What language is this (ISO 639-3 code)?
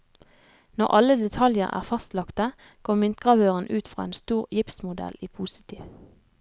nor